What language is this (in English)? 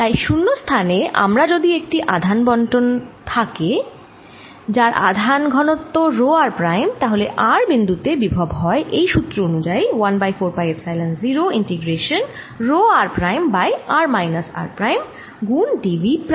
Bangla